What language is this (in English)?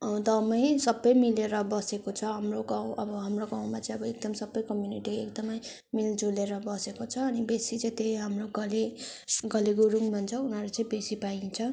Nepali